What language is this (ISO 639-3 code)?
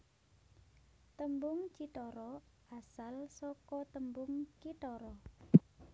jav